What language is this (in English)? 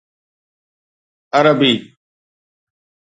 Sindhi